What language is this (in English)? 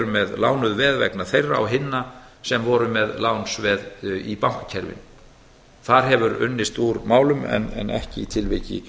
Icelandic